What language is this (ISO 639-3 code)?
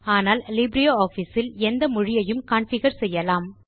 tam